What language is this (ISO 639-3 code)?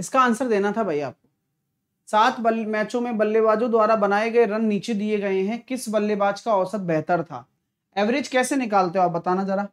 hin